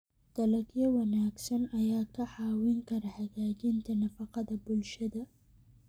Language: Somali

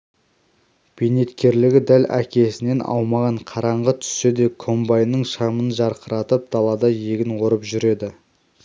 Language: Kazakh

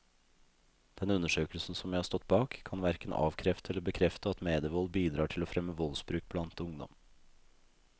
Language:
Norwegian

